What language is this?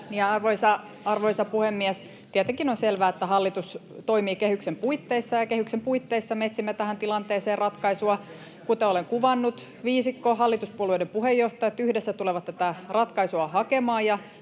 Finnish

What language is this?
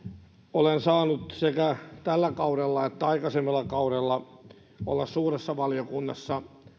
Finnish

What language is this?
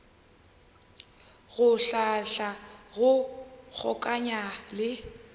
Northern Sotho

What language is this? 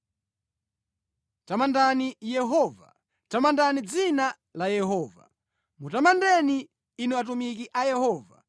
Nyanja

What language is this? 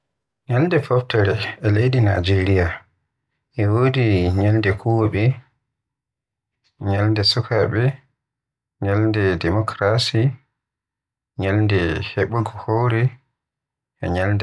Western Niger Fulfulde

